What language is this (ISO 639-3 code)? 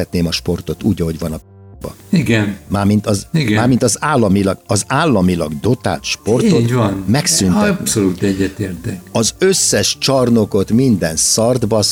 hun